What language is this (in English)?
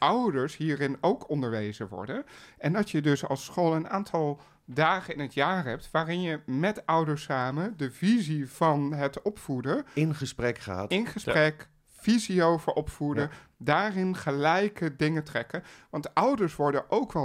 Dutch